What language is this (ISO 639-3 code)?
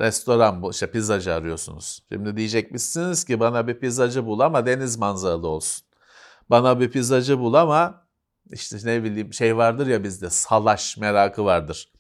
tur